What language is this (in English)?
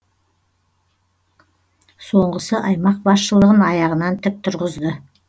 Kazakh